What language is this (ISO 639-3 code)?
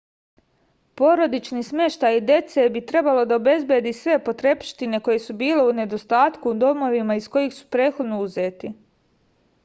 srp